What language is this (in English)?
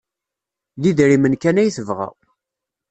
Kabyle